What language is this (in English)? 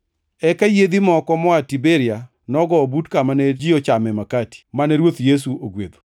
Luo (Kenya and Tanzania)